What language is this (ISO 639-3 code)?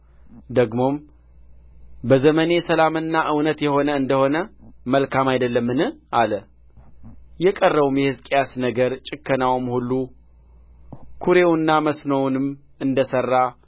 amh